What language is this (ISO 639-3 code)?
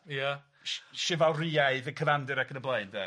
cym